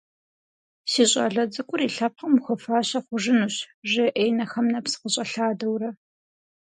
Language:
Kabardian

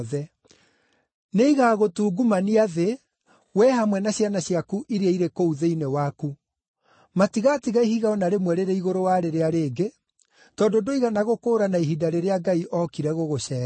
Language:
Kikuyu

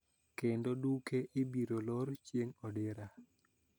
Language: Luo (Kenya and Tanzania)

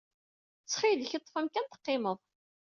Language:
Kabyle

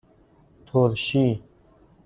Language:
Persian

